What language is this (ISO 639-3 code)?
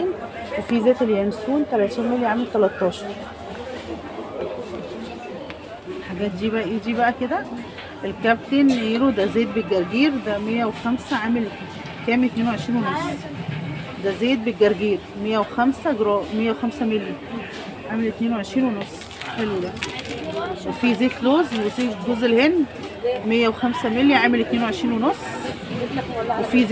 ara